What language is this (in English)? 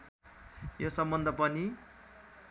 Nepali